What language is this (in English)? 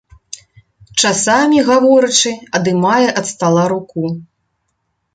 Belarusian